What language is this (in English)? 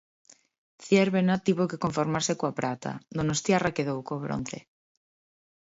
Galician